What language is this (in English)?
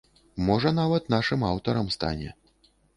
Belarusian